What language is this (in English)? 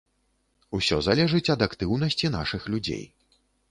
Belarusian